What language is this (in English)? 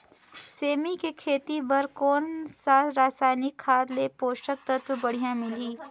Chhattisgarhi